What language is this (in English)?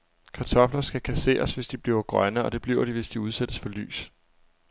Danish